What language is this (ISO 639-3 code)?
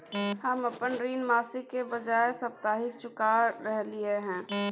mai